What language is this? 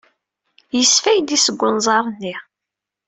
Kabyle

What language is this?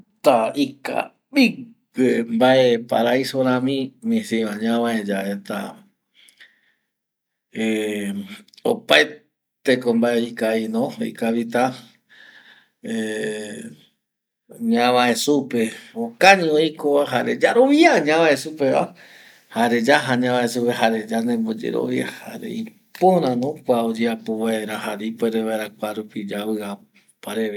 Eastern Bolivian Guaraní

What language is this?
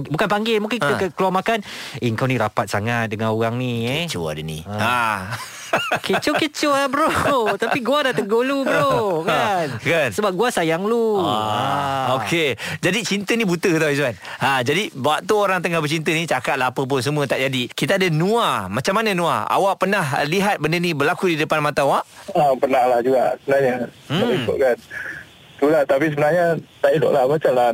Malay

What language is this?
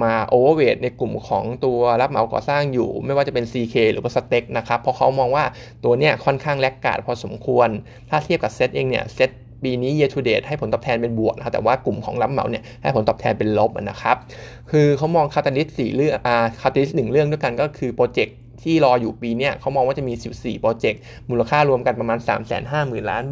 Thai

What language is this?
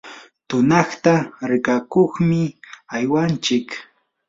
Yanahuanca Pasco Quechua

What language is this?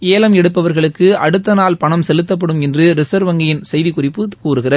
Tamil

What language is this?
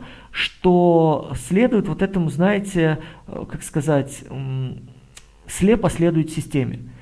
Russian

